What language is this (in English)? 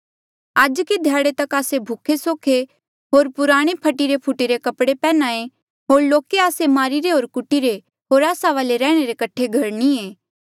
Mandeali